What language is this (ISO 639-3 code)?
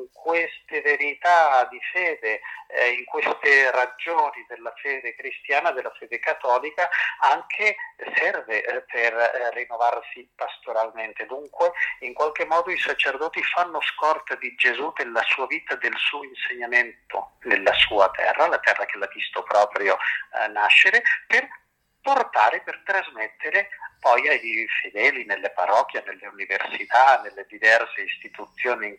ita